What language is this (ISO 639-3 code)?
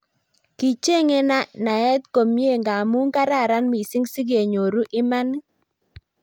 kln